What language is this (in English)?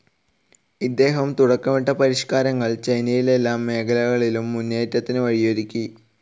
Malayalam